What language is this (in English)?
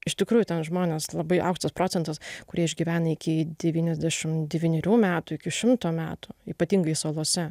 Lithuanian